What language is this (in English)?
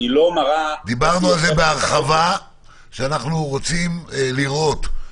Hebrew